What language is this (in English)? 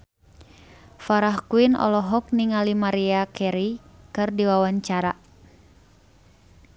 Sundanese